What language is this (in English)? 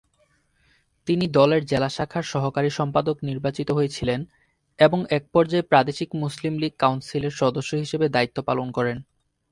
Bangla